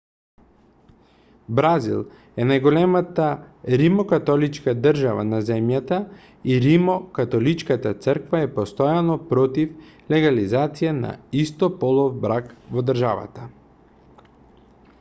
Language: Macedonian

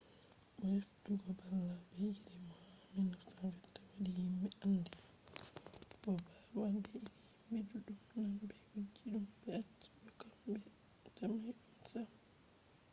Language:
Fula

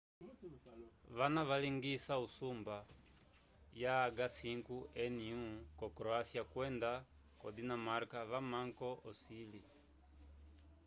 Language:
Umbundu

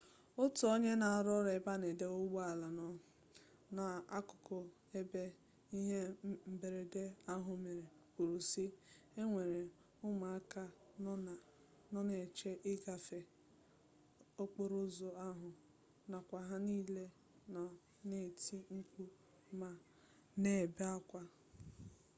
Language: Igbo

